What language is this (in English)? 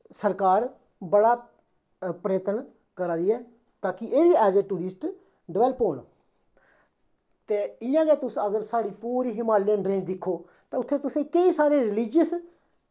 Dogri